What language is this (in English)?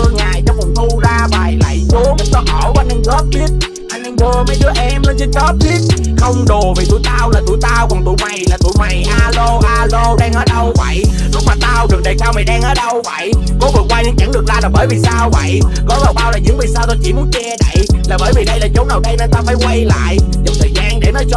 Vietnamese